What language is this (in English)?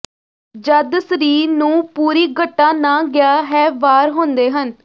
Punjabi